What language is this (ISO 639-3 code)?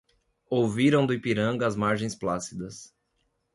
por